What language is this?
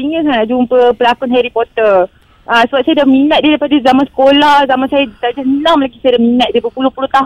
Malay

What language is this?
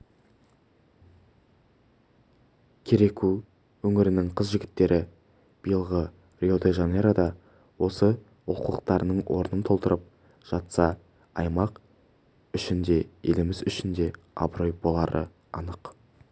Kazakh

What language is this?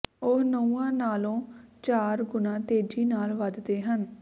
Punjabi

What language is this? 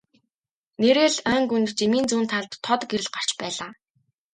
Mongolian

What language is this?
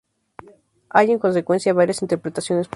Spanish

